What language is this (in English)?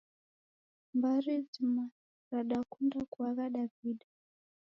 Taita